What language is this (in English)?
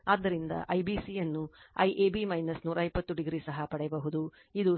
Kannada